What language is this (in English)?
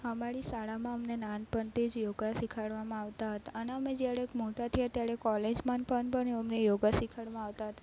Gujarati